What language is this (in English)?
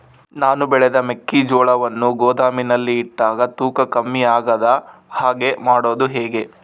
Kannada